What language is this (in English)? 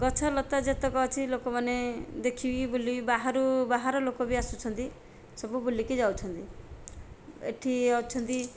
Odia